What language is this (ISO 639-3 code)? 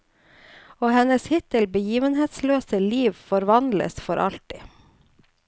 nor